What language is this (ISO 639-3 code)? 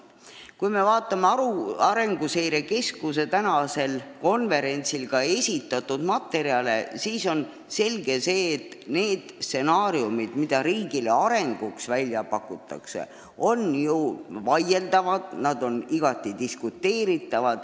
est